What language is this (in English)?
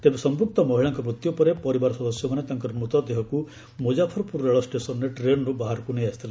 Odia